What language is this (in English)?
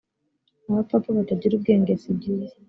Kinyarwanda